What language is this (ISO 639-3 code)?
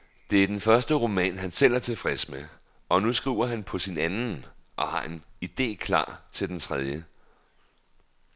dan